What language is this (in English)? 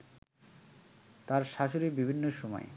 Bangla